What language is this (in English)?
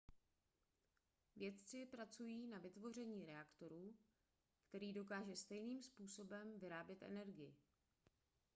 Czech